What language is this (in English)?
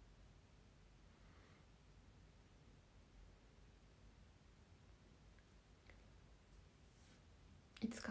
Japanese